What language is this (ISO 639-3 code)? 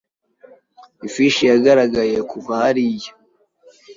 kin